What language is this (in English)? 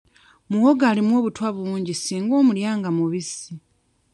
Ganda